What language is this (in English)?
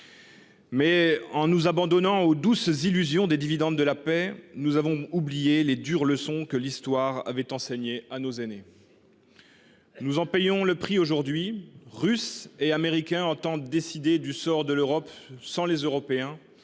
French